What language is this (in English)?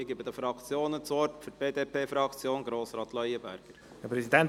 Swiss German